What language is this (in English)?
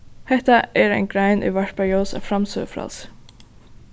Faroese